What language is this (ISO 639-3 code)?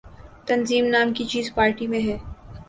urd